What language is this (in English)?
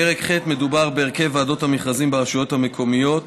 Hebrew